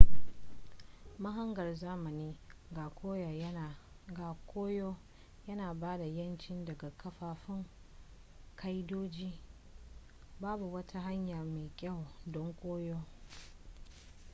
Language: Hausa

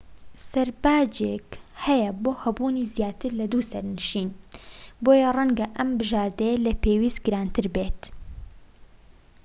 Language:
Central Kurdish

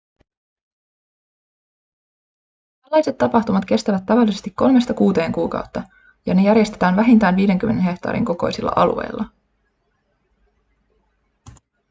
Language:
Finnish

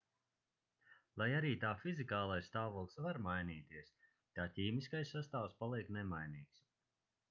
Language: Latvian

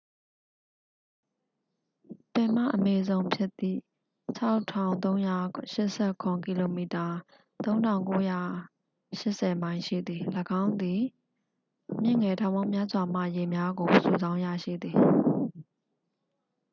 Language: Burmese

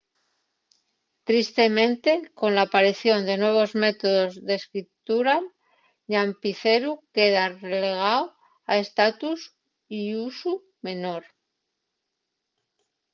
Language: Asturian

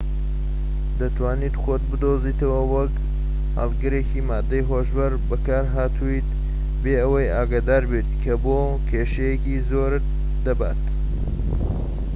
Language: Central Kurdish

